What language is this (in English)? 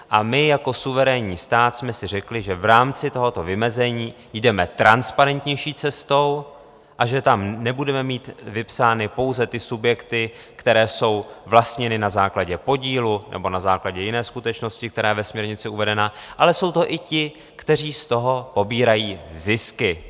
Czech